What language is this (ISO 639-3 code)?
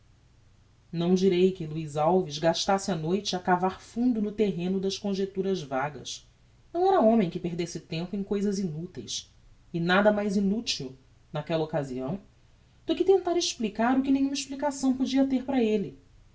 por